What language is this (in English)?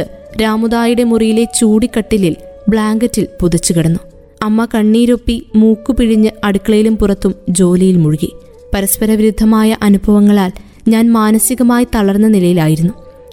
Malayalam